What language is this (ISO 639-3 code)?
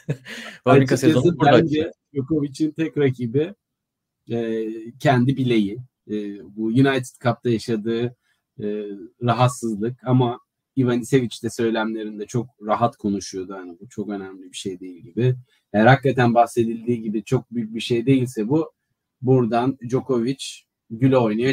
tur